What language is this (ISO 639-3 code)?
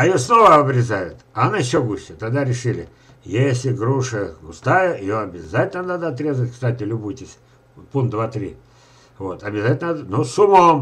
rus